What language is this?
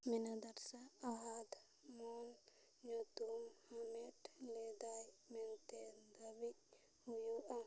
Santali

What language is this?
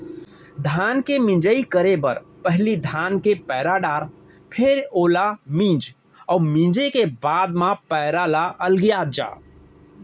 Chhattisgarhi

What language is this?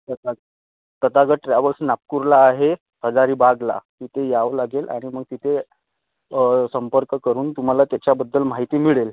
Marathi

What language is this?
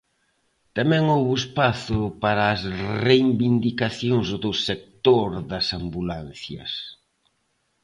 Galician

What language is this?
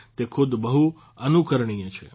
Gujarati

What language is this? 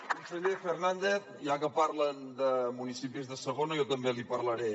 Catalan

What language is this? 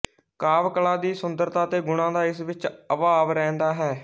Punjabi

